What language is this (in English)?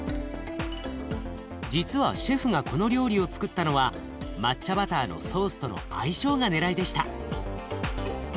Japanese